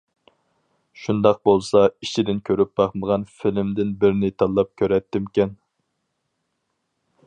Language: Uyghur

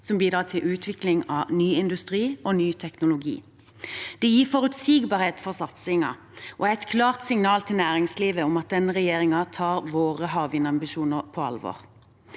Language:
Norwegian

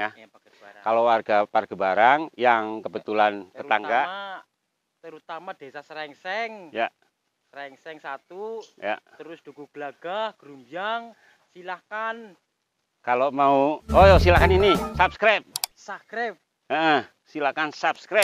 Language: Indonesian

